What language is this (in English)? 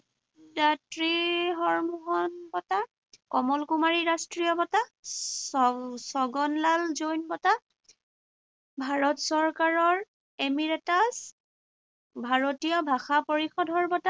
Assamese